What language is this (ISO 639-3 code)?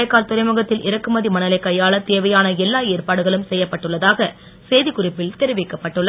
tam